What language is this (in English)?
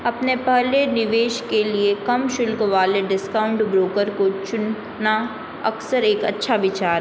Hindi